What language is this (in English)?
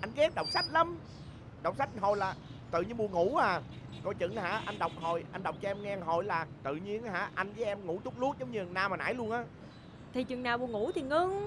Vietnamese